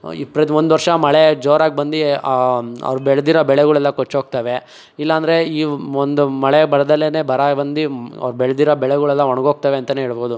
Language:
Kannada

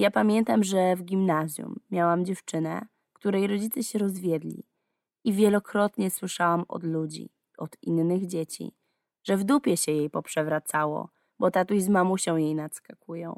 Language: Polish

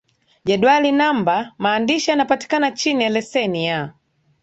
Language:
Swahili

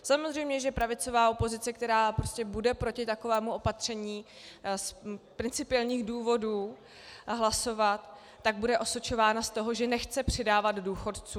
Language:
Czech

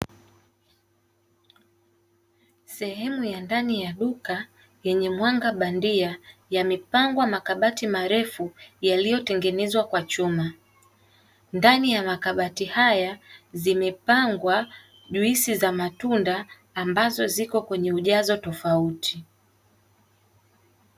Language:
Swahili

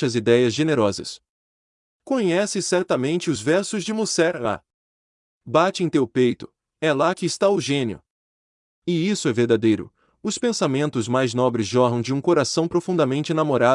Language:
Portuguese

